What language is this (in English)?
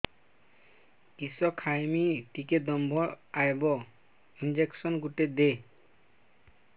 Odia